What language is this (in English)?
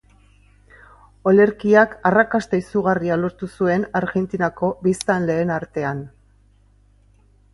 Basque